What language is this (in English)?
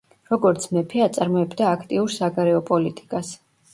Georgian